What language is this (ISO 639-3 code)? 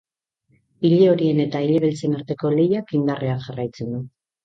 eus